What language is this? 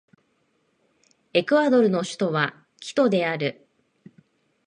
Japanese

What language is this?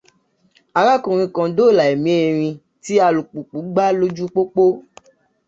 Yoruba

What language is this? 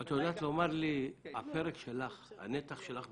Hebrew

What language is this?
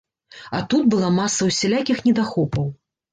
Belarusian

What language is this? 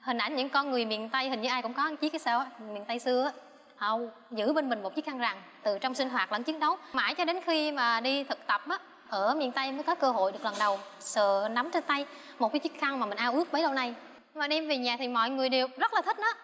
Vietnamese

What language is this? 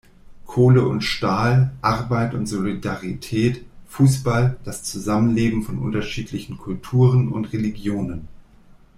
German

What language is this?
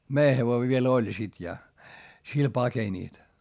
Finnish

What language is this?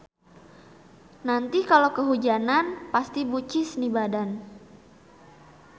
Sundanese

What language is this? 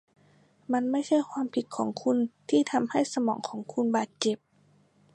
Thai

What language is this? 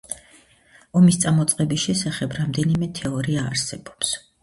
Georgian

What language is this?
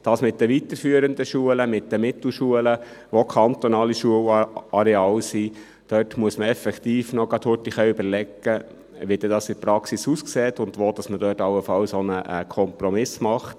Swiss German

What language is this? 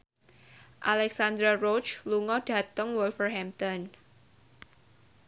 Javanese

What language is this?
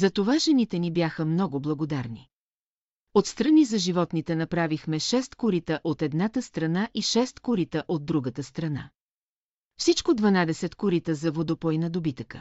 Bulgarian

